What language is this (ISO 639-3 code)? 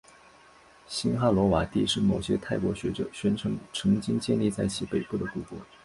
zho